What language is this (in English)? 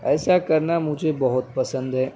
Urdu